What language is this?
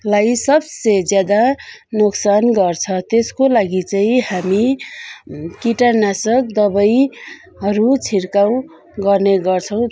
Nepali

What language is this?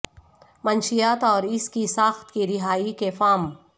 Urdu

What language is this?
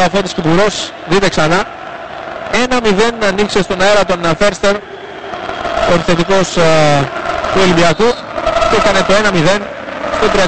Greek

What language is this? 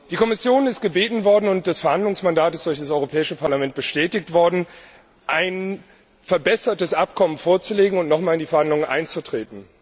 German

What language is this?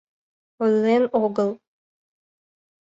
Mari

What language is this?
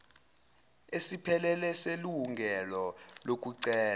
Zulu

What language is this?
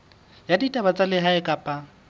Southern Sotho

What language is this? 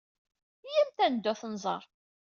Kabyle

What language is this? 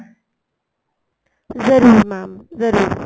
Punjabi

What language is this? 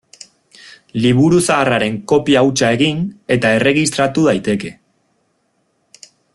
Basque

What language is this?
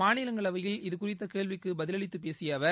Tamil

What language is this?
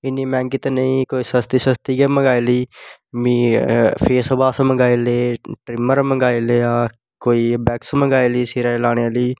Dogri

